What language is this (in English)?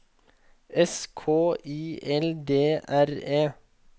Norwegian